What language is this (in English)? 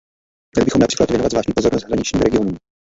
Czech